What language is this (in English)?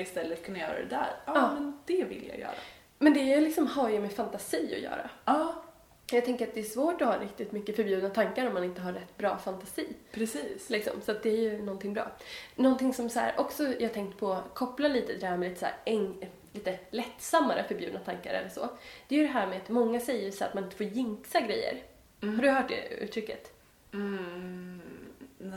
Swedish